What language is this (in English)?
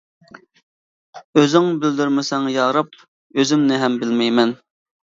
Uyghur